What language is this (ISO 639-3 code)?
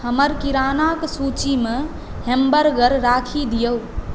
mai